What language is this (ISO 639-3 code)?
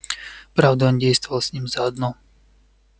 rus